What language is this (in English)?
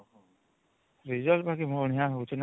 Odia